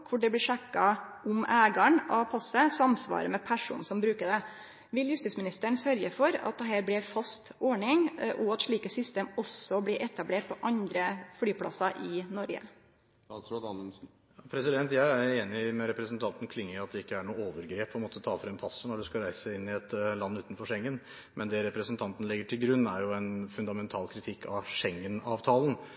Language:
Norwegian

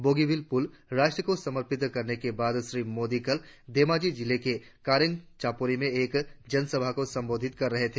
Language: Hindi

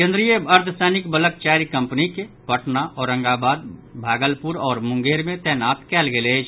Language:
Maithili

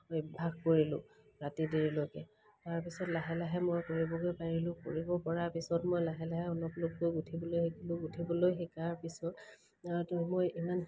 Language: Assamese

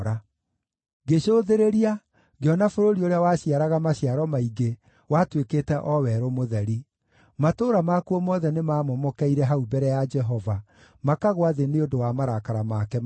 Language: Kikuyu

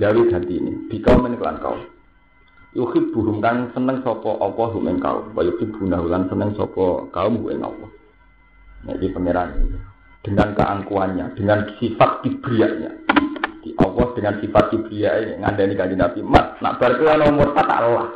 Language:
Indonesian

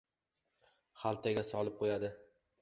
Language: Uzbek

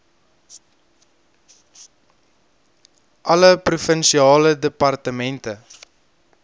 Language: Afrikaans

